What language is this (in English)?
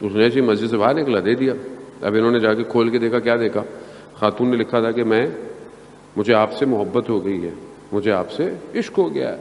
Urdu